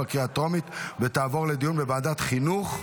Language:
Hebrew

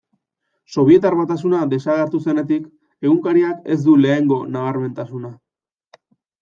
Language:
Basque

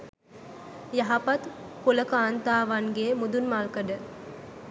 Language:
Sinhala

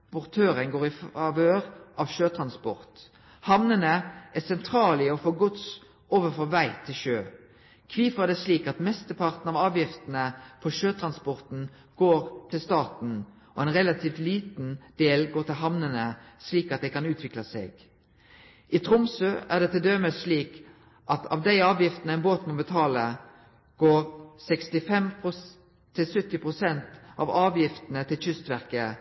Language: Norwegian Nynorsk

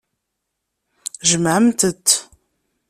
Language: Kabyle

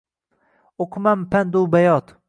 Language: Uzbek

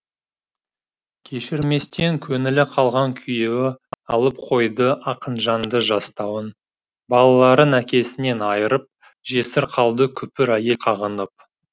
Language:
Kazakh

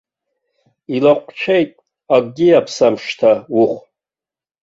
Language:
Abkhazian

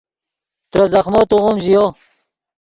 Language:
Yidgha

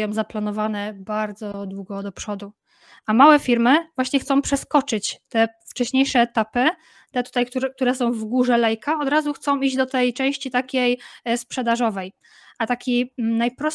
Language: Polish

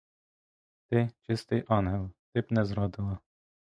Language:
Ukrainian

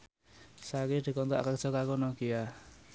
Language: Javanese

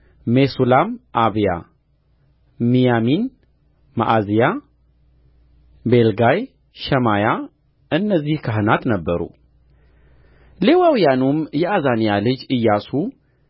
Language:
Amharic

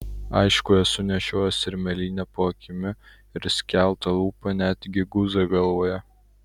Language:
Lithuanian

